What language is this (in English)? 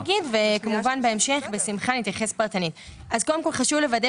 Hebrew